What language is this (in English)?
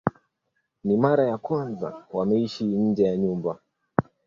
Swahili